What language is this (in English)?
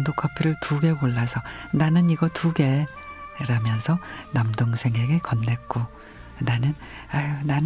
Korean